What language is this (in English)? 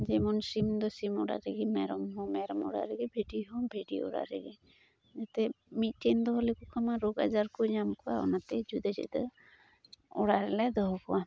Santali